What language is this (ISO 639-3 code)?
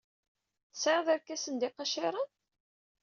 kab